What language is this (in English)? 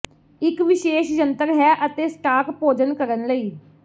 Punjabi